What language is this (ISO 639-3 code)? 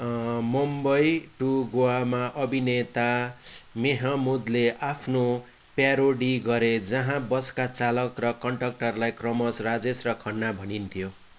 nep